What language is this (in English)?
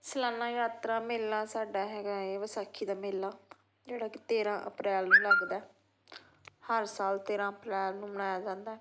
Punjabi